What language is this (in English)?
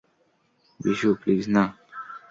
Bangla